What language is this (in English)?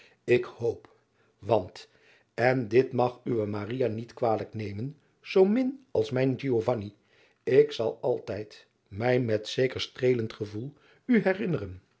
Dutch